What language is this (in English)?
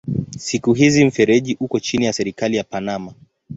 Swahili